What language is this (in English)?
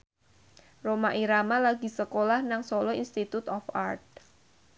Javanese